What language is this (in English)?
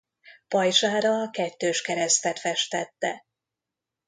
Hungarian